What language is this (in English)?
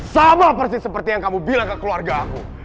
Indonesian